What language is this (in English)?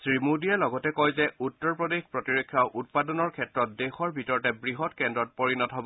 Assamese